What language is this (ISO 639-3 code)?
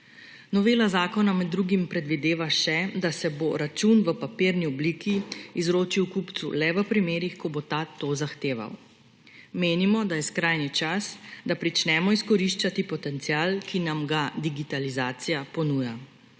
slv